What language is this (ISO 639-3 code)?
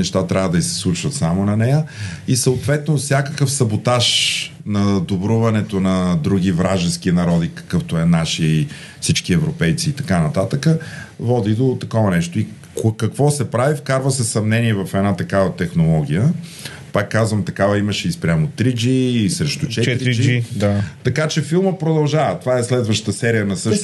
bul